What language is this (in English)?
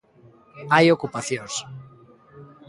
Galician